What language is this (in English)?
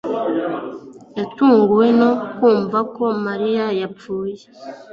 Kinyarwanda